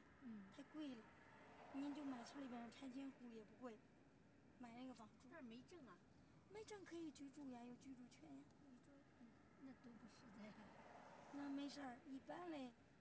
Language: Chinese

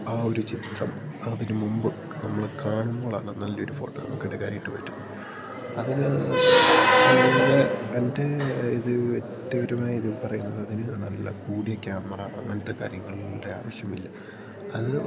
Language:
Malayalam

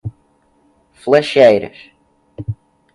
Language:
Portuguese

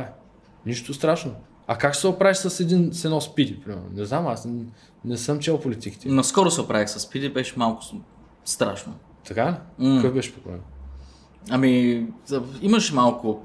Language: Bulgarian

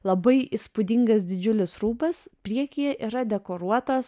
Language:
Lithuanian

